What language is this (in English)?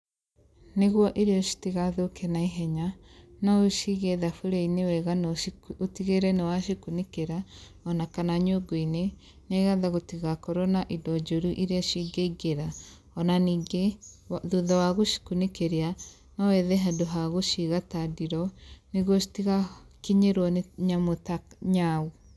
Kikuyu